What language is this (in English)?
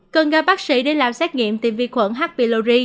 Vietnamese